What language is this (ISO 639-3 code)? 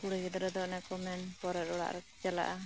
sat